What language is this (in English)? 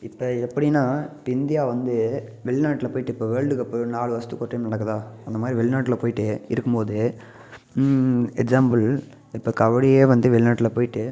Tamil